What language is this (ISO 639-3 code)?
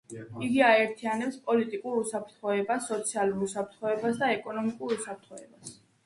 kat